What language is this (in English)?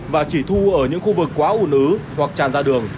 Vietnamese